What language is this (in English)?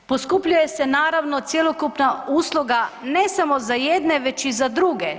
Croatian